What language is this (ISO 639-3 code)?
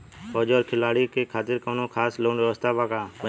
bho